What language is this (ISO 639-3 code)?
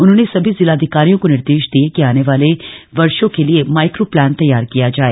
hin